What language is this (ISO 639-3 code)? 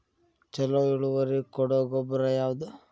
kan